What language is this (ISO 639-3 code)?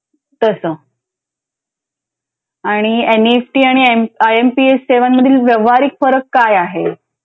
mar